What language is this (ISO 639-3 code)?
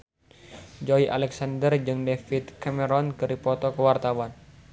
sun